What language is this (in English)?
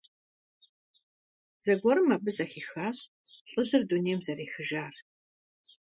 Kabardian